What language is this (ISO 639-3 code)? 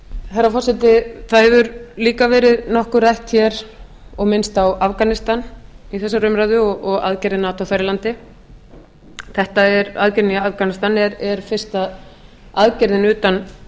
isl